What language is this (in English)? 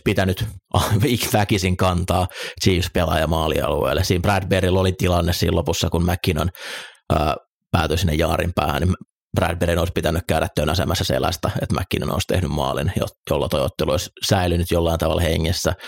Finnish